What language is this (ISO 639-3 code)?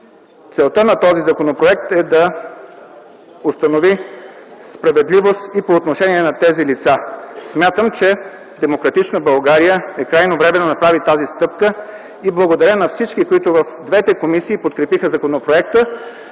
bul